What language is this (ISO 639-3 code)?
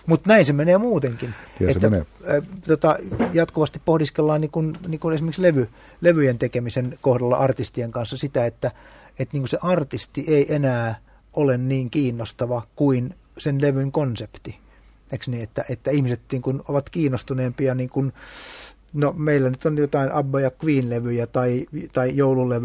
fin